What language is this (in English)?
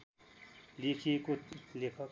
Nepali